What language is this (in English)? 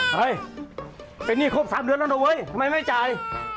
Thai